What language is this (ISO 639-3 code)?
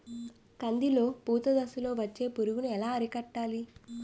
tel